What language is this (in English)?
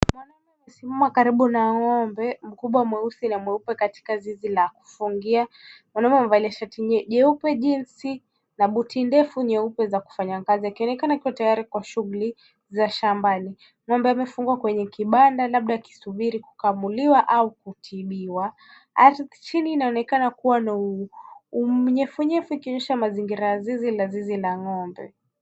Swahili